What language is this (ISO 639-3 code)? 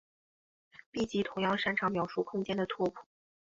zho